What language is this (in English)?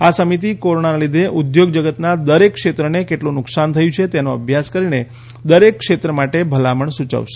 Gujarati